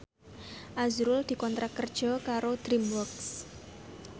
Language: Javanese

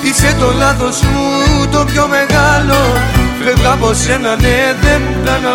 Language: Greek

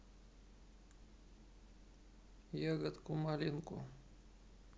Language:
Russian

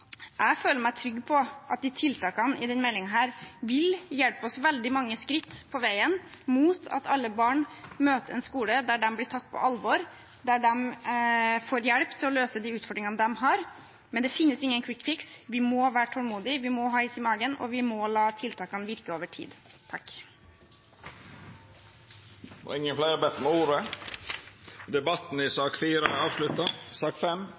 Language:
Norwegian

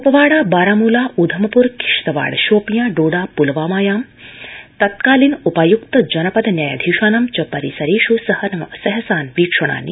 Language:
Sanskrit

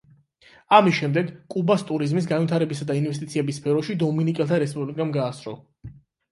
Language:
Georgian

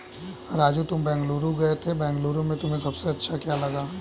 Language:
Hindi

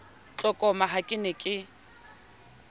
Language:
Southern Sotho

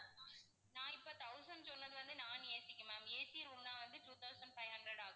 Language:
Tamil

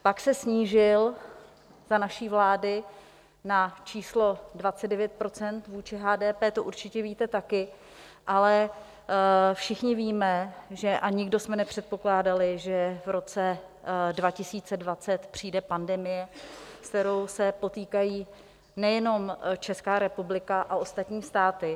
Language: Czech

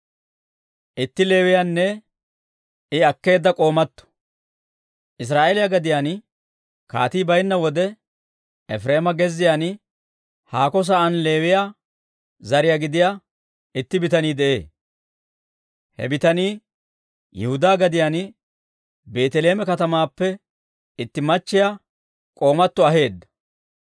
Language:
Dawro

